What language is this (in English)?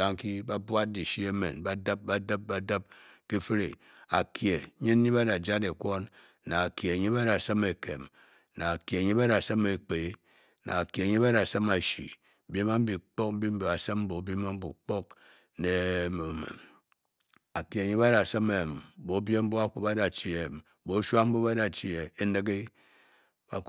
Bokyi